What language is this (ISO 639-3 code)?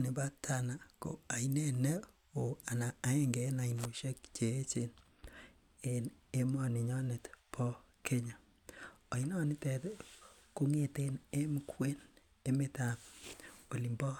kln